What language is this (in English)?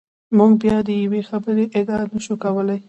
Pashto